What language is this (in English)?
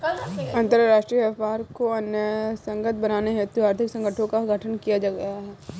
Hindi